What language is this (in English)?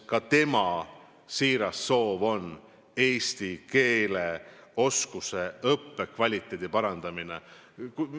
Estonian